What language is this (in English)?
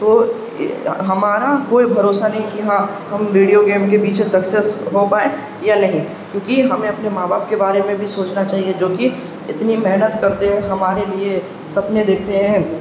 Urdu